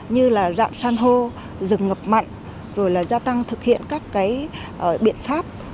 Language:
Vietnamese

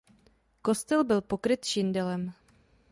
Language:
Czech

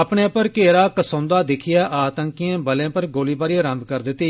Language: Dogri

